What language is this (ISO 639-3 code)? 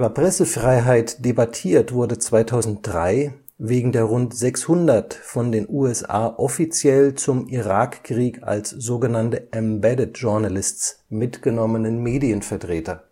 deu